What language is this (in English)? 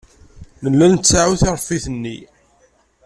Kabyle